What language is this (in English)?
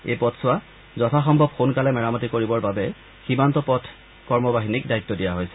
Assamese